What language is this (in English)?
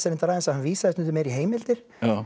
Icelandic